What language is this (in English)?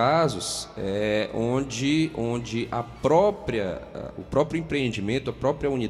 Portuguese